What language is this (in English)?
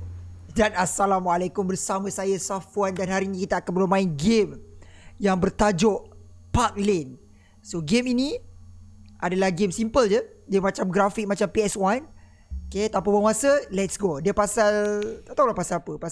Malay